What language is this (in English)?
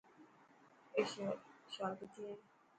Dhatki